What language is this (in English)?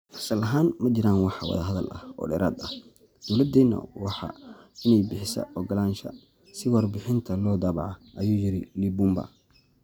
Somali